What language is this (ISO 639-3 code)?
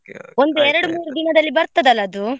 kan